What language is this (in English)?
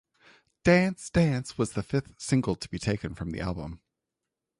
English